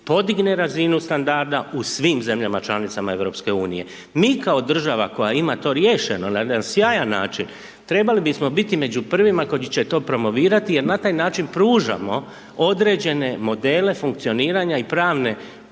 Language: Croatian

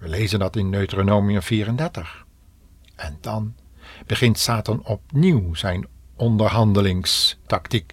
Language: Dutch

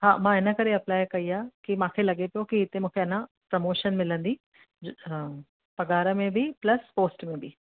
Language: Sindhi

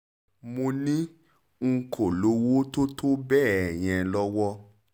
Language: Yoruba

